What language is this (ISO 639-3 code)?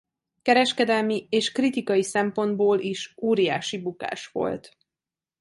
hun